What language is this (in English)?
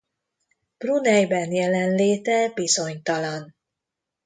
Hungarian